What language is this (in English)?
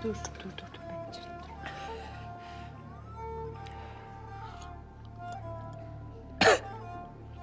Turkish